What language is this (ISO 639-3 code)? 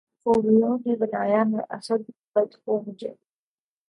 urd